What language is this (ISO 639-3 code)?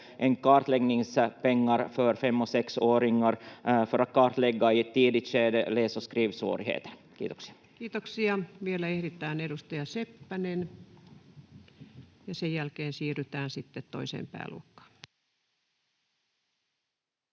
fin